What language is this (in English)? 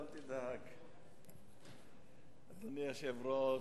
Hebrew